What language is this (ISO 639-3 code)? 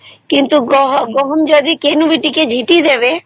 ori